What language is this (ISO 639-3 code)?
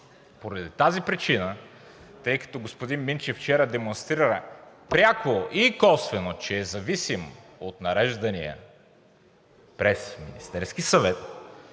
bul